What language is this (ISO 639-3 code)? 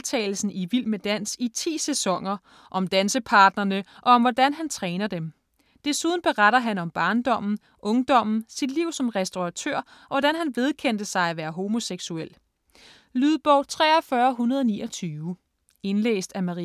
dan